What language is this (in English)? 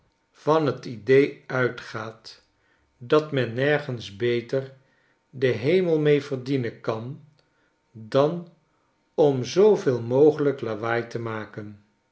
Dutch